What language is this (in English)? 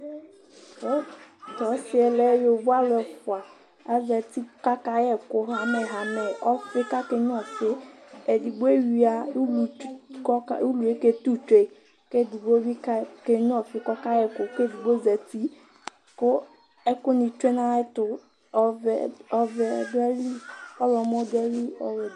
Ikposo